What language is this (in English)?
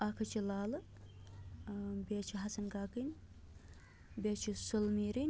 Kashmiri